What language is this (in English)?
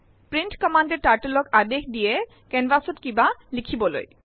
Assamese